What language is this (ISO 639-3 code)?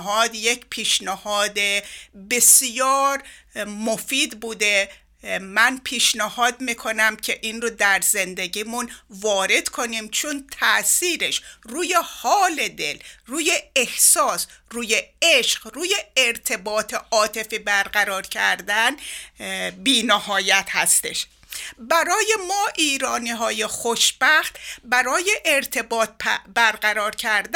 fas